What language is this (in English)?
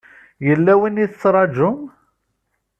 Kabyle